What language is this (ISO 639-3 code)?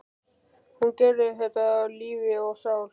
isl